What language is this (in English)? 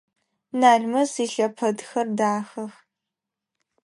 Adyghe